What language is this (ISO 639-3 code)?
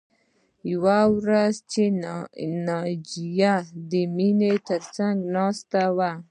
pus